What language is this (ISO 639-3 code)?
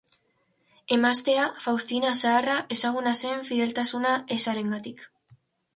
eus